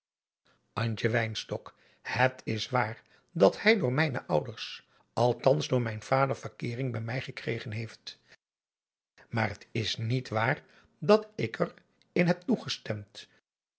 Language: Dutch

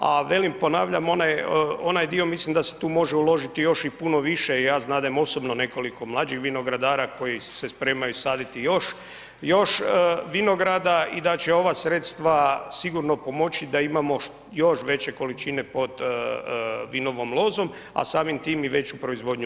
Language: Croatian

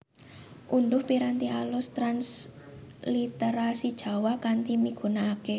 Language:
Javanese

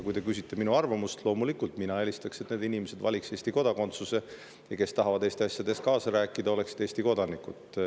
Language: Estonian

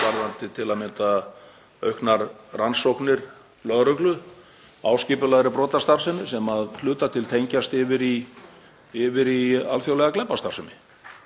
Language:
Icelandic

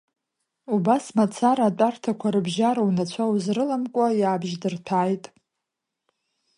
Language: Abkhazian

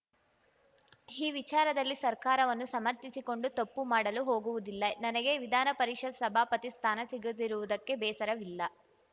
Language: Kannada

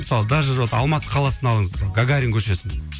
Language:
Kazakh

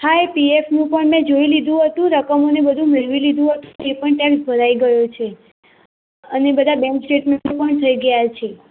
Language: Gujarati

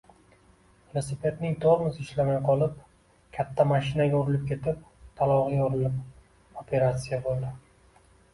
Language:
Uzbek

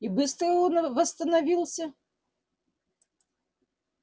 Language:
Russian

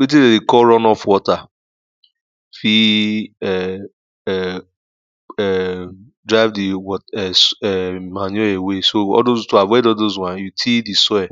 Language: Nigerian Pidgin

